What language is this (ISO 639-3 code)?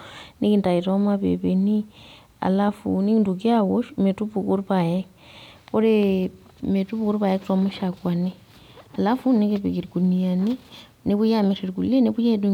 mas